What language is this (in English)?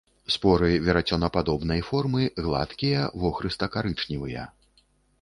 Belarusian